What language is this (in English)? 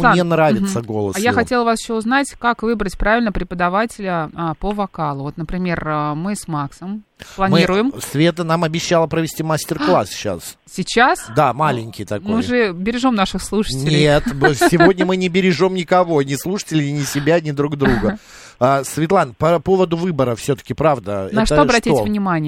Russian